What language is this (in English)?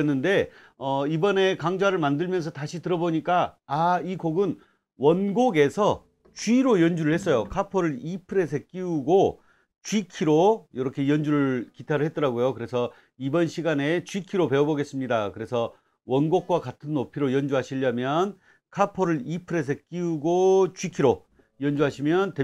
Korean